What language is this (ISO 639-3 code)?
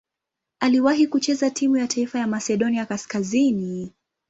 swa